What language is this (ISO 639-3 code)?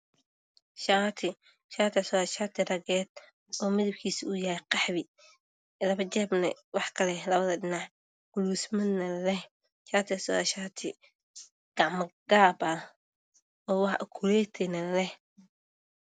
som